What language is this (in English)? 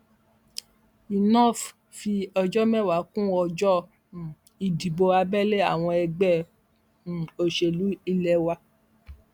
Yoruba